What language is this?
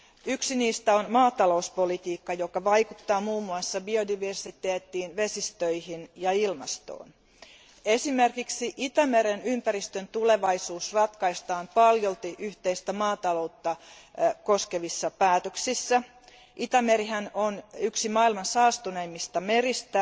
Finnish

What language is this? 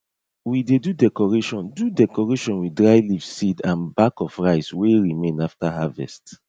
Nigerian Pidgin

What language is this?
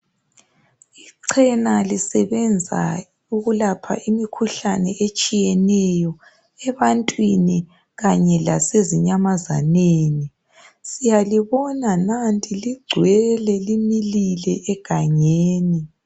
North Ndebele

